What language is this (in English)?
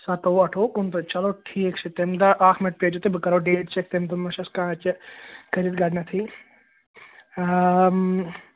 Kashmiri